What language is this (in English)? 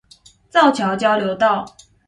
Chinese